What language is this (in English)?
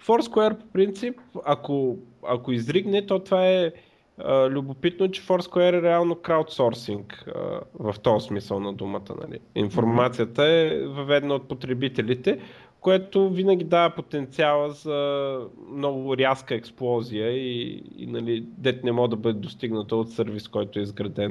Bulgarian